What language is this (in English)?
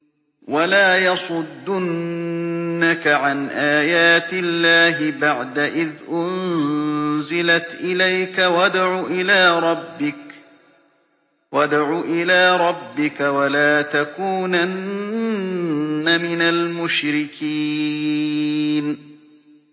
Arabic